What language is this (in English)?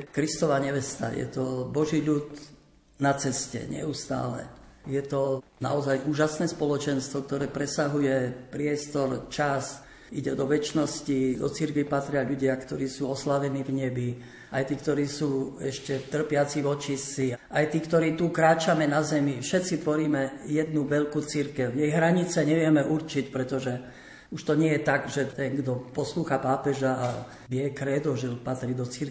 Slovak